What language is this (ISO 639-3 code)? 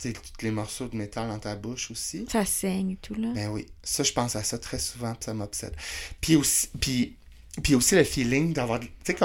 fra